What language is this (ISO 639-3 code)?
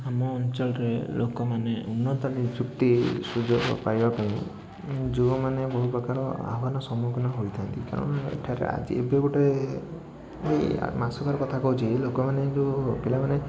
ori